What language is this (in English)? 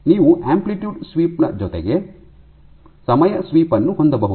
Kannada